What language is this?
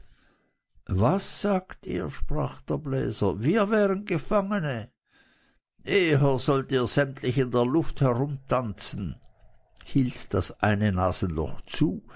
German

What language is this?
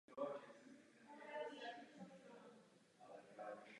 Czech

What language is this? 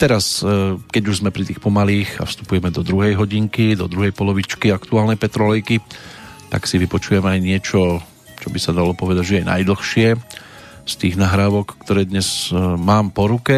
Slovak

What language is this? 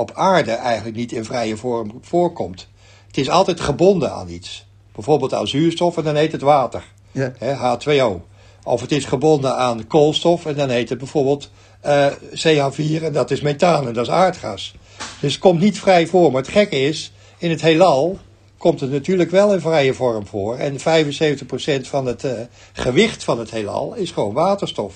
Dutch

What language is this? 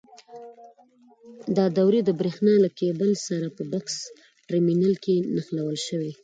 Pashto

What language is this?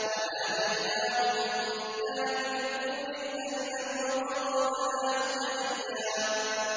Arabic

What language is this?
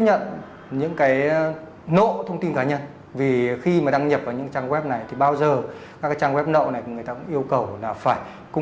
Vietnamese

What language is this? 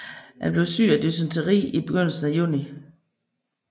Danish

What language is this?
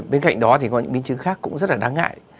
Vietnamese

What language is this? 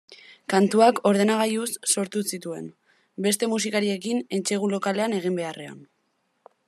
Basque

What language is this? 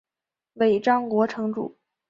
Chinese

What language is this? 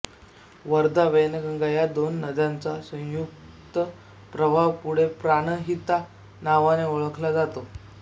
Marathi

